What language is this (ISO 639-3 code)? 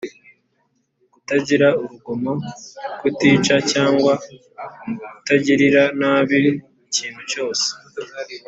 kin